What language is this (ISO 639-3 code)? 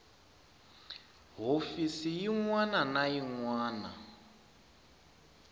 tso